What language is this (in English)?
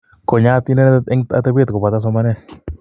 Kalenjin